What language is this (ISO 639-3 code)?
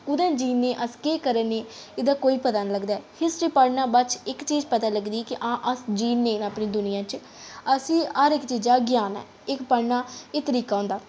doi